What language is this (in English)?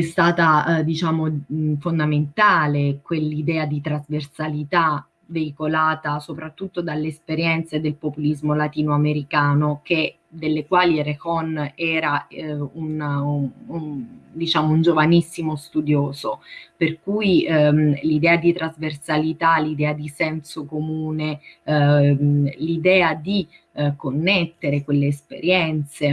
Italian